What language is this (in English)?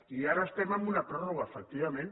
Catalan